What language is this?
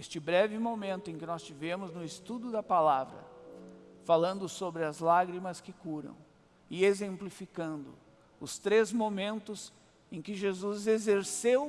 Portuguese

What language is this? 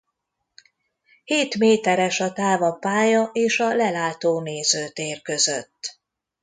Hungarian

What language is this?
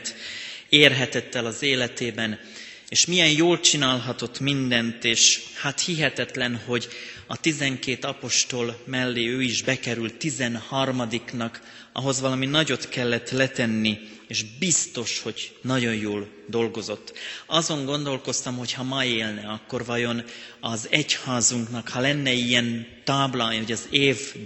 Hungarian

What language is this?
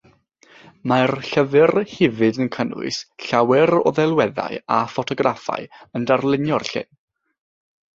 Welsh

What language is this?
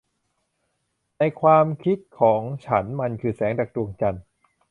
Thai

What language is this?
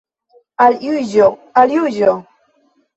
Esperanto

